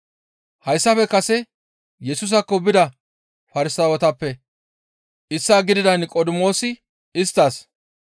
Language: Gamo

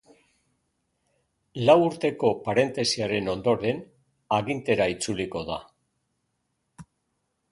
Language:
Basque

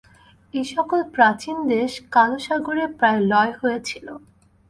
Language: Bangla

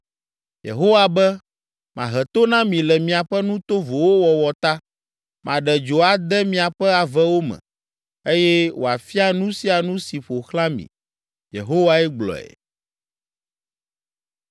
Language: Ewe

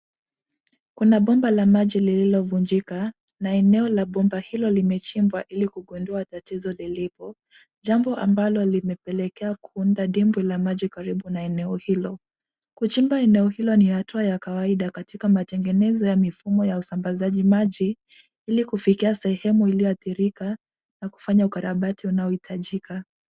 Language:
Swahili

